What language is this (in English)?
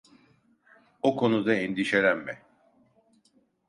Turkish